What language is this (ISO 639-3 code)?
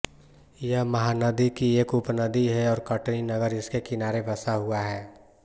hin